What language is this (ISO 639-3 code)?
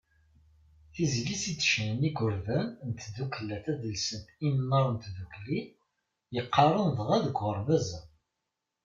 kab